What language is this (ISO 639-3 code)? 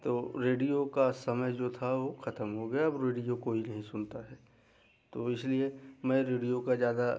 hin